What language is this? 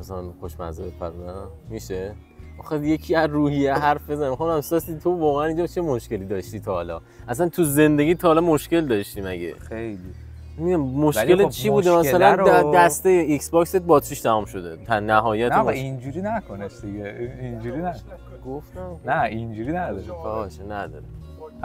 Persian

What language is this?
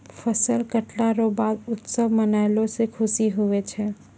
Maithili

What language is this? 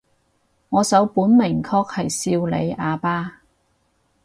Cantonese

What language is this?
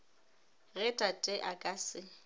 Northern Sotho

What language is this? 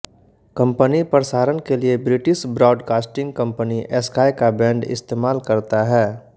Hindi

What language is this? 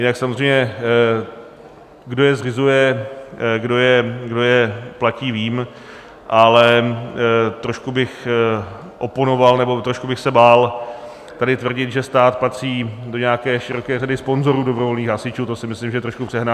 Czech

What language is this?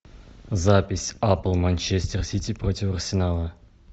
Russian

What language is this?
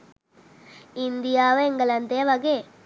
Sinhala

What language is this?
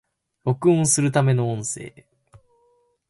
Japanese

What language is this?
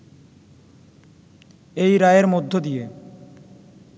Bangla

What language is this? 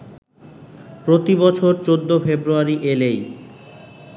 Bangla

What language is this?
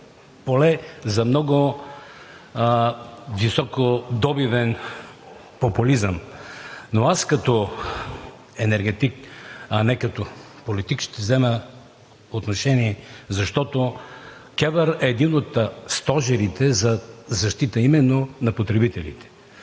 Bulgarian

